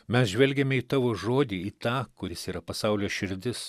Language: Lithuanian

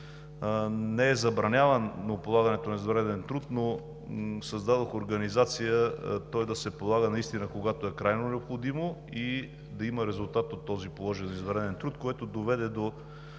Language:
Bulgarian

